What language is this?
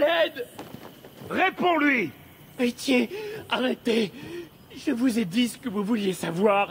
French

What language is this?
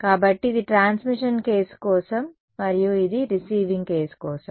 Telugu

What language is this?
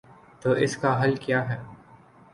Urdu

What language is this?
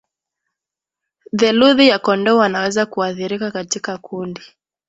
Swahili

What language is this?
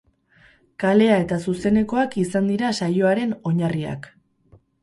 Basque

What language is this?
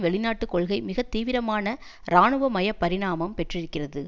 Tamil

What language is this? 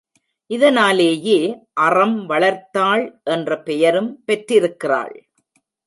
Tamil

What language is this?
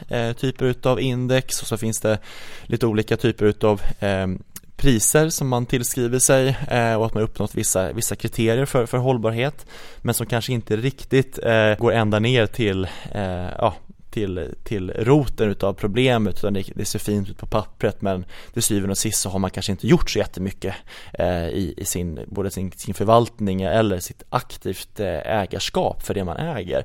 Swedish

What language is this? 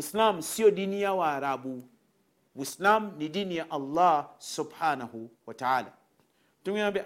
Swahili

